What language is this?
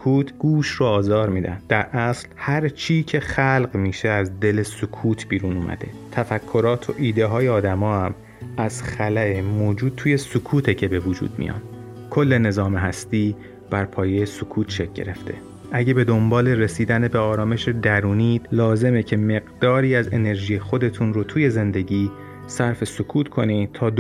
Persian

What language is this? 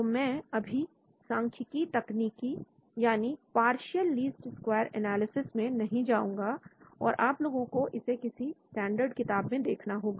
Hindi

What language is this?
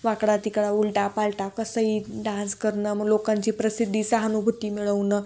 Marathi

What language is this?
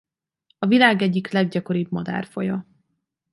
Hungarian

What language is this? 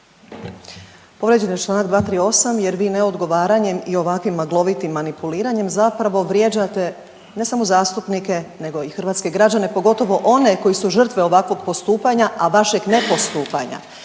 Croatian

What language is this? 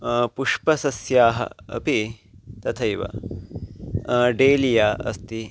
Sanskrit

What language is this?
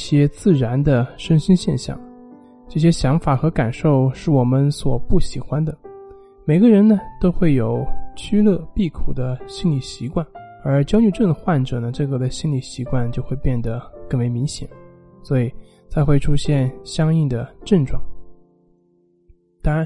Chinese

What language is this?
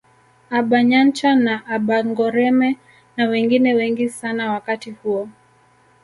Swahili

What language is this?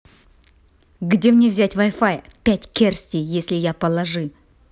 Russian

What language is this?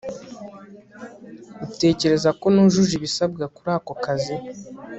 Kinyarwanda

